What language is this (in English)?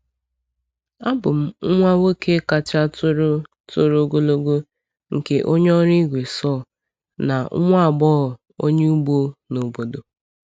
Igbo